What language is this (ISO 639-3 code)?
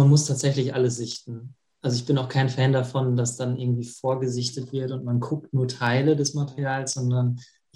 deu